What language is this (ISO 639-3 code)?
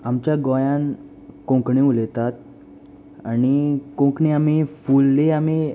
kok